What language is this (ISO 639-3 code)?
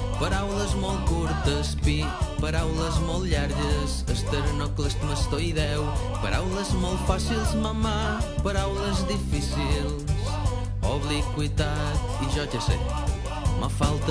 por